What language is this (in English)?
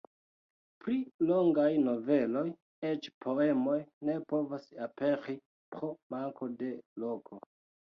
Esperanto